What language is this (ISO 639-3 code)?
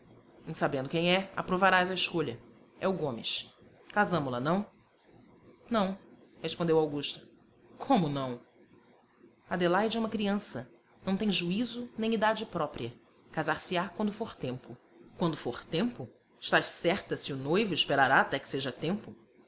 por